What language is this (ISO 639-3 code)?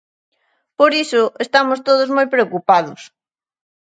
glg